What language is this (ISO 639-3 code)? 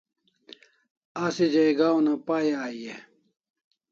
kls